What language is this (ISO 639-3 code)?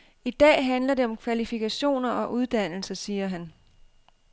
dan